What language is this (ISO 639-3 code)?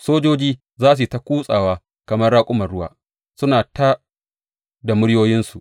hau